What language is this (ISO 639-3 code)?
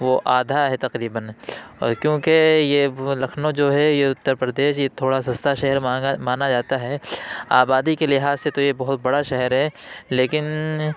urd